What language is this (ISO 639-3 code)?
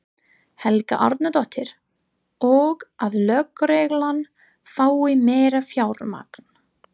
isl